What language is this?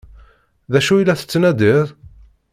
Kabyle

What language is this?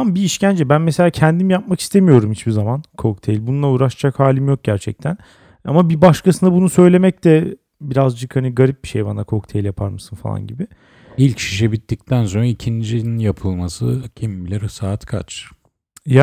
Turkish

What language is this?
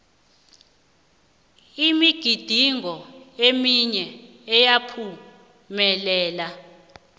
South Ndebele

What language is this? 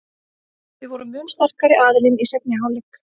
Icelandic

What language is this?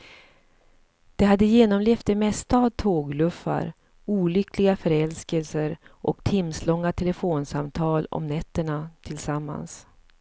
Swedish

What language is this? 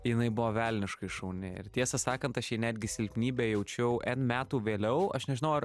Lithuanian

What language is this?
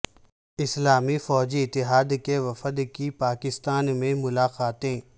Urdu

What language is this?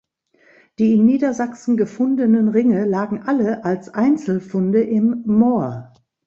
German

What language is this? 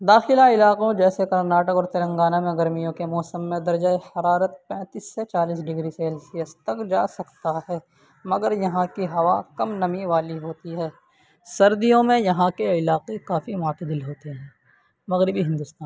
Urdu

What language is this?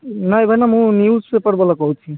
Odia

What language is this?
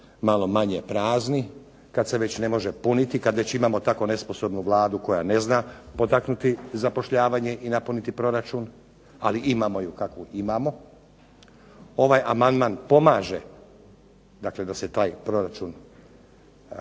Croatian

